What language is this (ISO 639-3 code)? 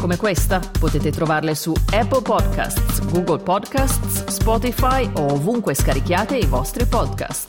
ita